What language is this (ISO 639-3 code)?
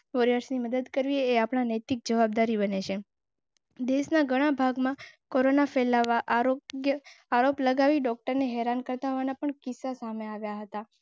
guj